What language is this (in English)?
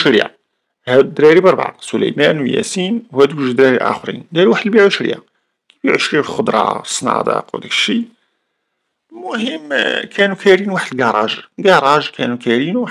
Arabic